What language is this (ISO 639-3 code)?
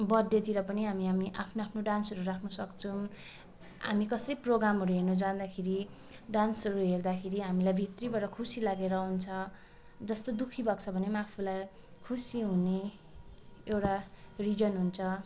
nep